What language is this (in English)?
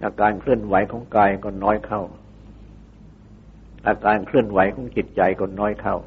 Thai